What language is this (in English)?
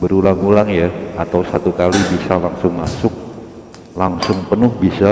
Indonesian